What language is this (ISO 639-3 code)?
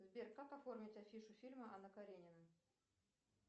rus